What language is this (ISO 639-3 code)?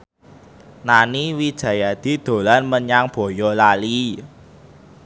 jav